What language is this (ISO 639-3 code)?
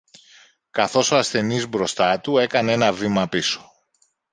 ell